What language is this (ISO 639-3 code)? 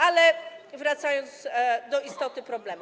pol